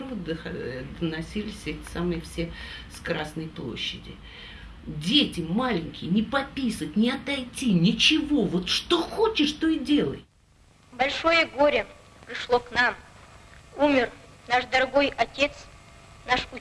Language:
Russian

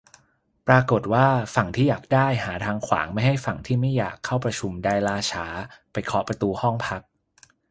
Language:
Thai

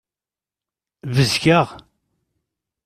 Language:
Kabyle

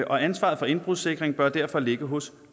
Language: Danish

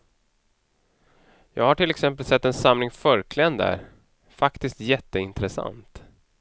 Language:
Swedish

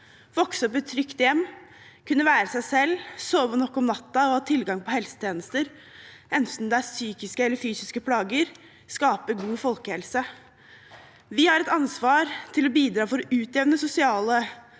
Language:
Norwegian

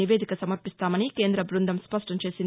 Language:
Telugu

